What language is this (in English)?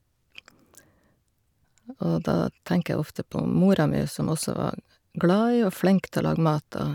Norwegian